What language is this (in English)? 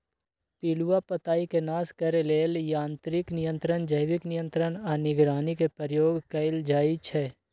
Magahi